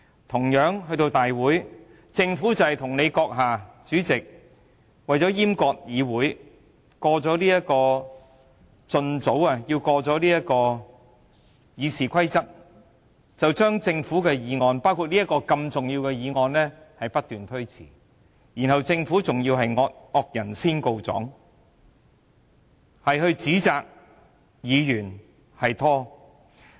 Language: Cantonese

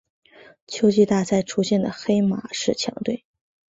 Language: Chinese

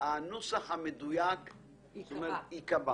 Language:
Hebrew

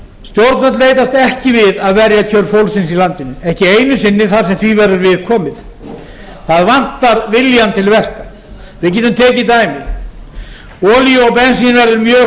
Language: Icelandic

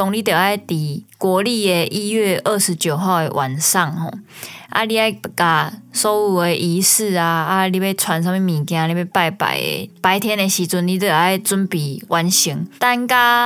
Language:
Chinese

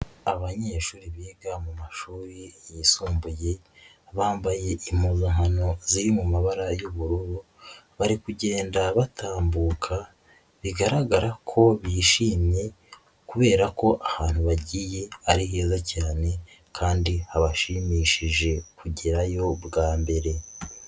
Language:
Kinyarwanda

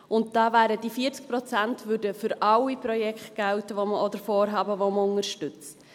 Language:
Swiss German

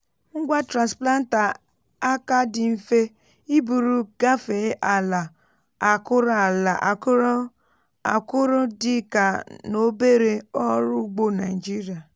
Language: Igbo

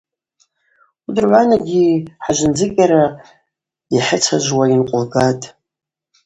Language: Abaza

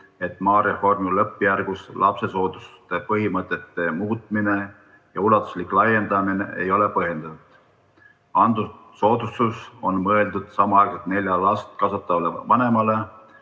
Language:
Estonian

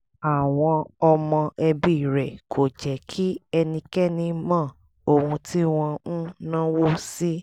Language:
Yoruba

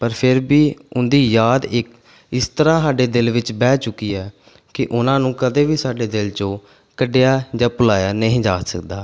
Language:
Punjabi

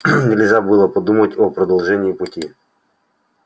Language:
Russian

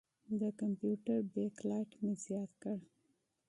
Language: Pashto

